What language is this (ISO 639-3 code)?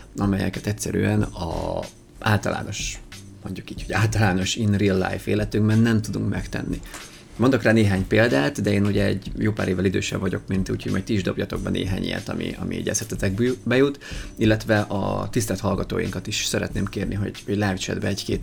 hun